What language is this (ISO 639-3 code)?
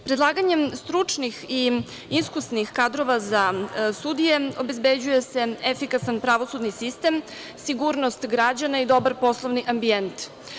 srp